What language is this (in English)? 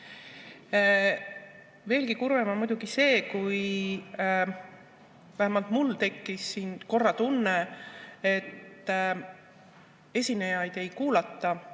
Estonian